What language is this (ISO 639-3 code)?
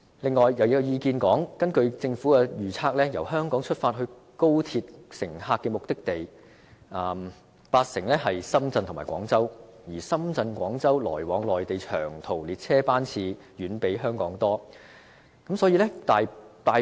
yue